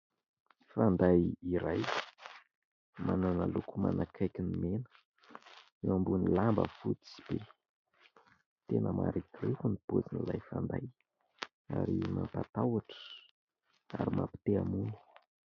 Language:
Malagasy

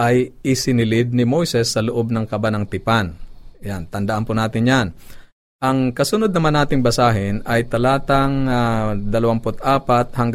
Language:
Filipino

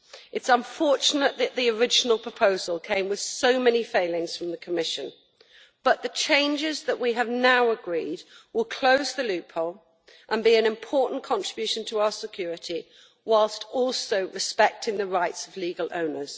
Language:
English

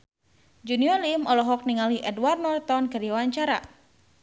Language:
Sundanese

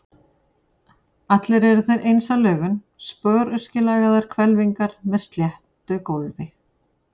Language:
Icelandic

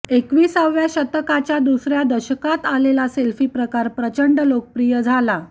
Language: Marathi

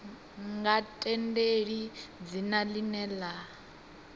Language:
Venda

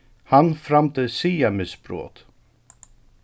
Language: Faroese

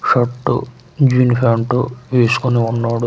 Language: Telugu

